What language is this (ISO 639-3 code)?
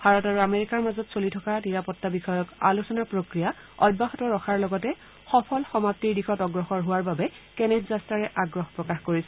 asm